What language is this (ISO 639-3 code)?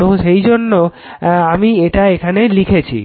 ben